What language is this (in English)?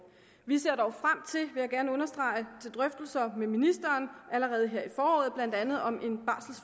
Danish